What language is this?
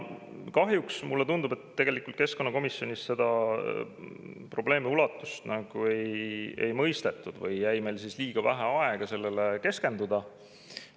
Estonian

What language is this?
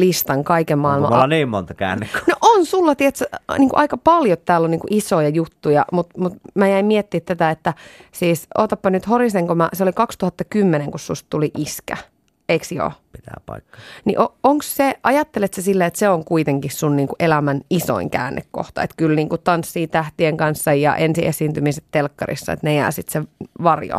Finnish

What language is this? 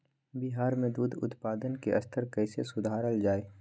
Magahi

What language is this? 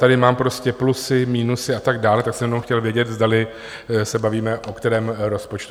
Czech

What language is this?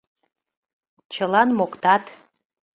Mari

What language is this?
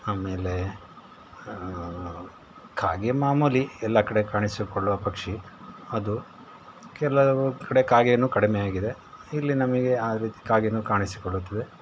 Kannada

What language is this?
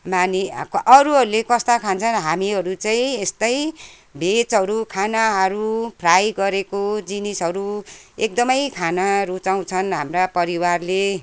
Nepali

